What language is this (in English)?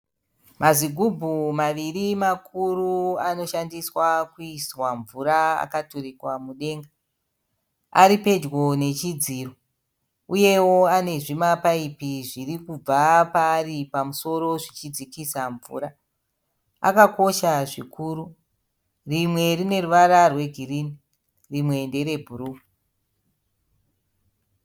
Shona